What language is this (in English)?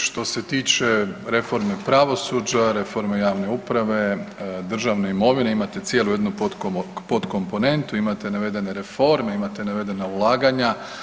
Croatian